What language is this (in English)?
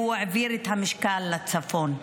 Hebrew